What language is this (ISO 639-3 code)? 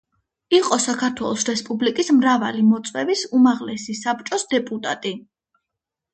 kat